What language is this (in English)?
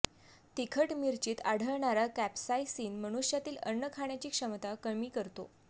Marathi